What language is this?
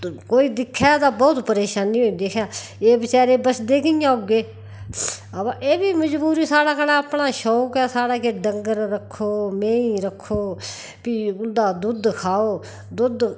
Dogri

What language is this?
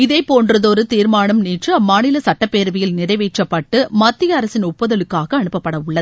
Tamil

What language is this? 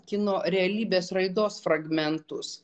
Lithuanian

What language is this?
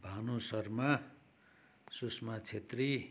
Nepali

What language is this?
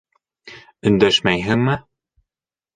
Bashkir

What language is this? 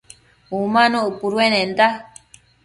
Matsés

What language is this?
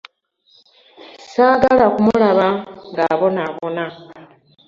Ganda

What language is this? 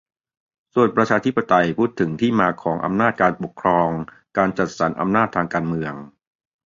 Thai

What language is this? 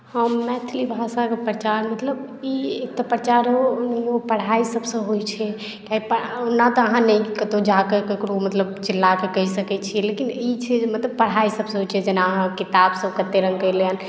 Maithili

